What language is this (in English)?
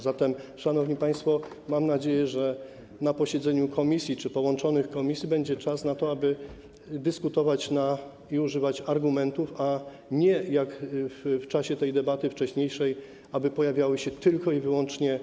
Polish